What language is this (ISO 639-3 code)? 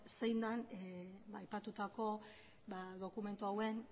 eus